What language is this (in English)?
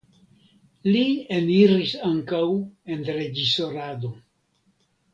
Esperanto